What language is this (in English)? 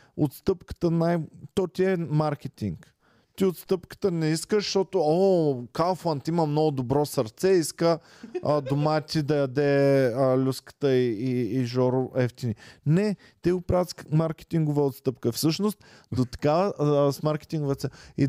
Bulgarian